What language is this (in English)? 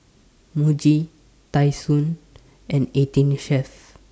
English